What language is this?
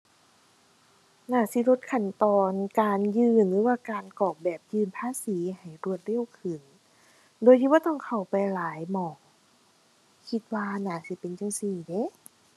Thai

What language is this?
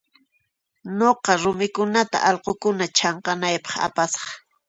Puno Quechua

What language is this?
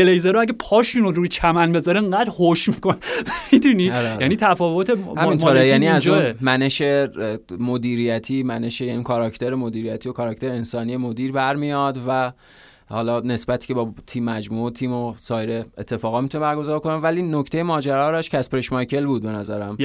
Persian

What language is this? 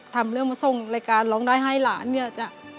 Thai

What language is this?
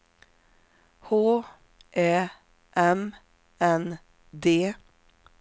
Swedish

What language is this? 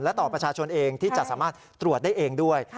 Thai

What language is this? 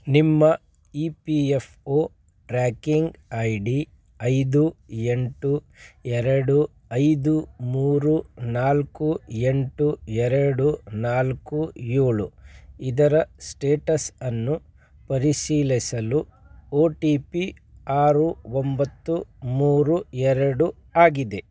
Kannada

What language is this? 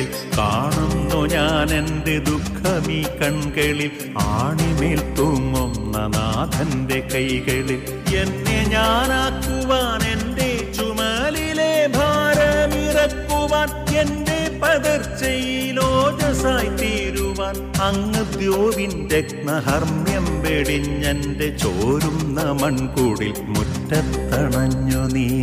Malayalam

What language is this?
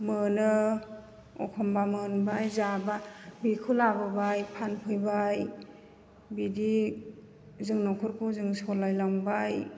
Bodo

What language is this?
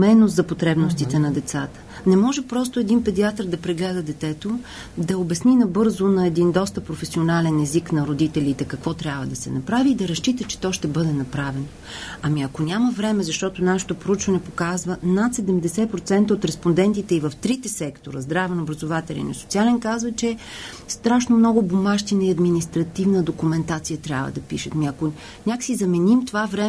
Bulgarian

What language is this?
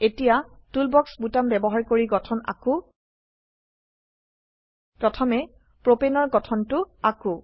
Assamese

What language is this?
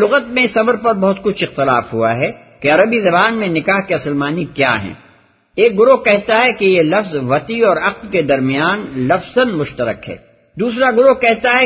Urdu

